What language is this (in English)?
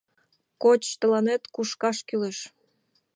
Mari